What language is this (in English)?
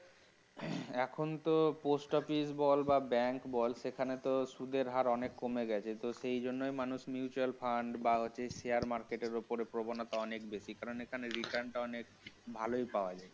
Bangla